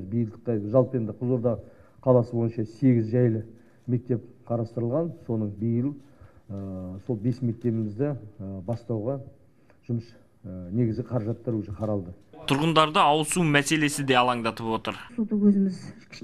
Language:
Turkish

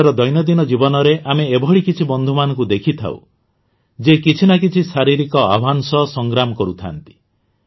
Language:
Odia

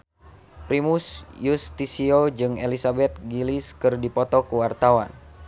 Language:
Sundanese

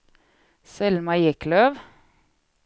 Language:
Swedish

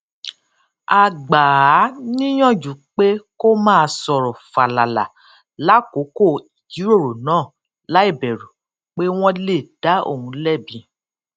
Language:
Yoruba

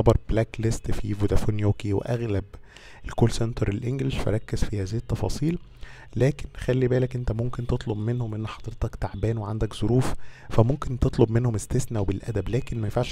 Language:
Arabic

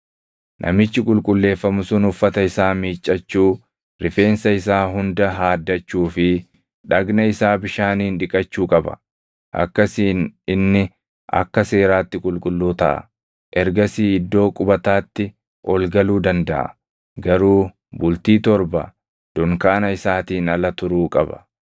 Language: Oromo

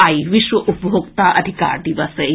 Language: Maithili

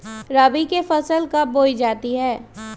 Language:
Magahi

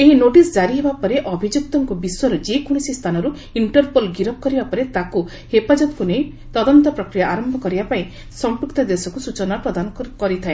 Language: Odia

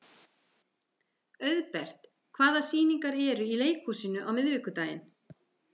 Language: Icelandic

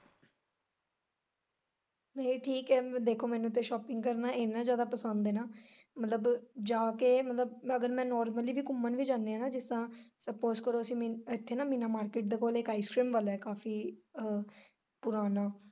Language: Punjabi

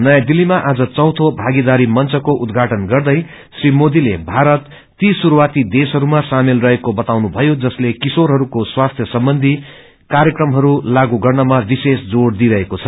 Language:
Nepali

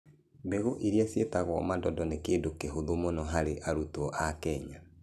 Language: Kikuyu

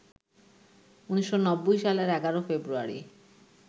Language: Bangla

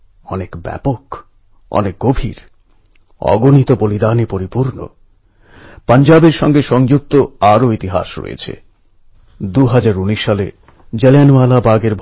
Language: Bangla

